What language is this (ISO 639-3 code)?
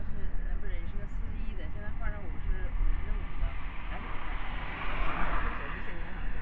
zho